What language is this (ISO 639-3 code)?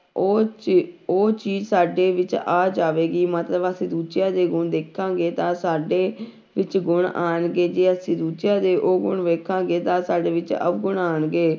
pan